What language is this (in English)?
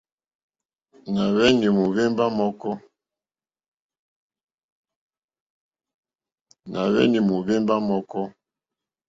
Mokpwe